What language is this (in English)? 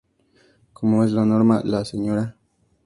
Spanish